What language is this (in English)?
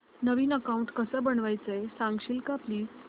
Marathi